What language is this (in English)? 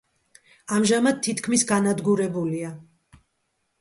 Georgian